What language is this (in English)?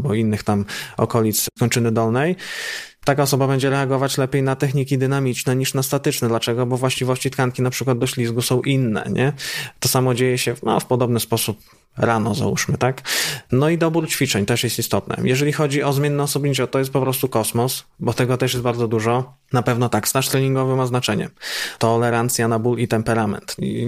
Polish